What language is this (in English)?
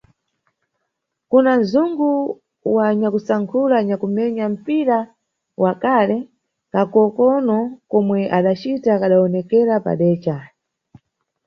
Nyungwe